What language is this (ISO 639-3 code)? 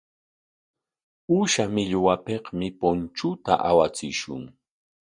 qwa